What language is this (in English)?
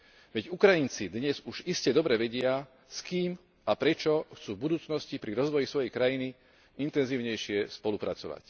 Slovak